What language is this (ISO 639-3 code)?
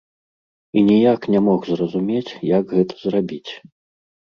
bel